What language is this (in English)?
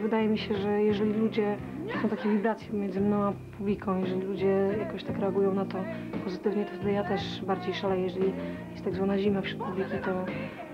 Polish